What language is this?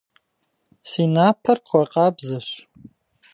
Kabardian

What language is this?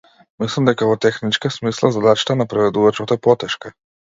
Macedonian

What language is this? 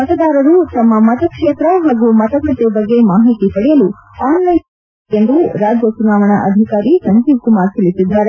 Kannada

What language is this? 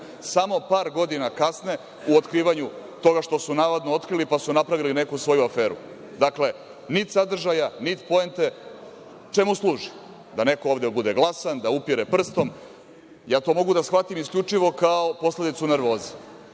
Serbian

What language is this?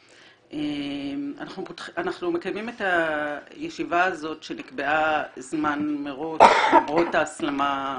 Hebrew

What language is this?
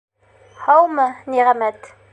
Bashkir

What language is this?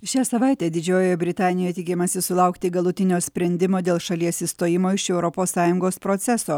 Lithuanian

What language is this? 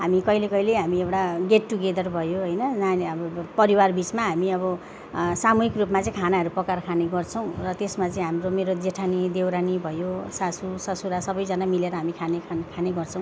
Nepali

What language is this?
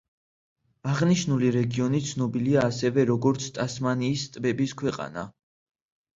Georgian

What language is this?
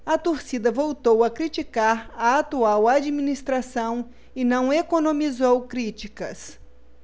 Portuguese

